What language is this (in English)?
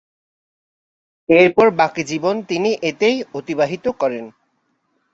Bangla